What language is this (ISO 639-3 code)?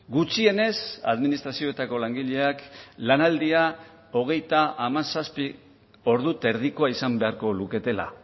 eus